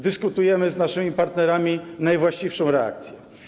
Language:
Polish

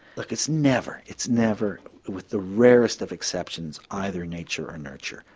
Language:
English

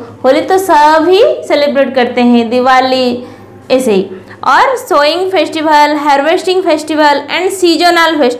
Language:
Hindi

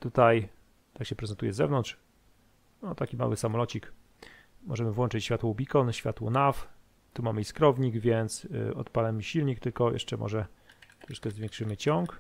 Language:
Polish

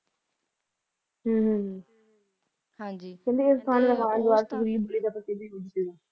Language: Punjabi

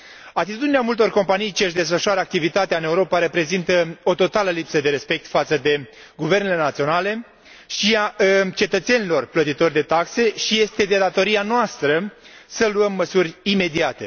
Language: Romanian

